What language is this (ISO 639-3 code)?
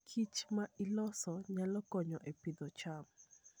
luo